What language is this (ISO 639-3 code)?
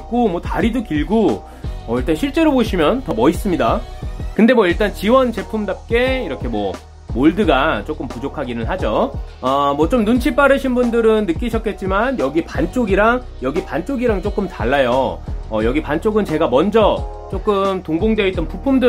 kor